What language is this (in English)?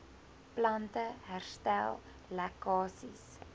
Afrikaans